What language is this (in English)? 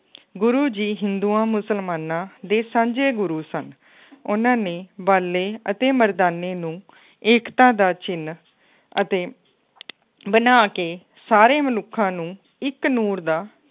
Punjabi